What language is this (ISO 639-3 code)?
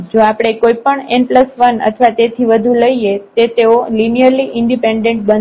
guj